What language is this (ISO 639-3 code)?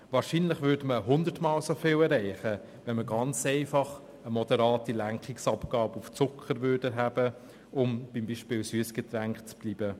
gsw